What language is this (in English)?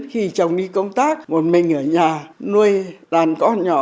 Vietnamese